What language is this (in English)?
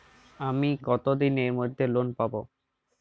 Bangla